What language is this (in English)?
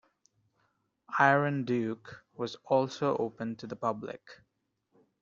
English